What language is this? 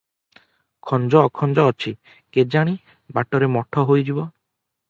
Odia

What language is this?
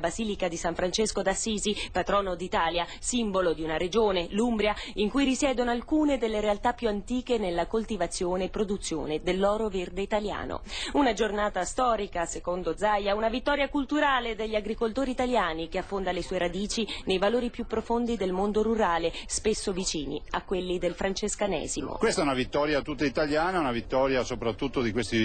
Italian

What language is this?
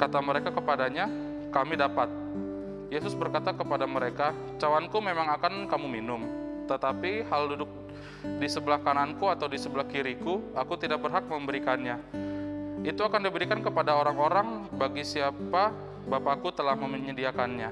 Indonesian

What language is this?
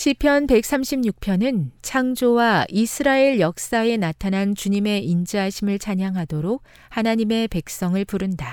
Korean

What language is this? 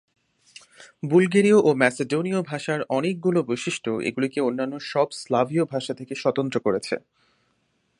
Bangla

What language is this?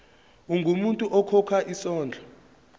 Zulu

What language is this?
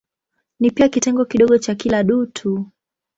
Swahili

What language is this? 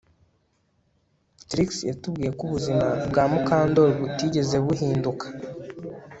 Kinyarwanda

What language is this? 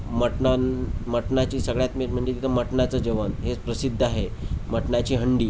Marathi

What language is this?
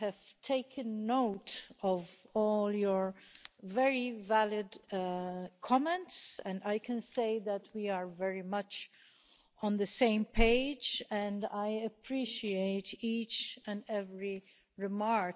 English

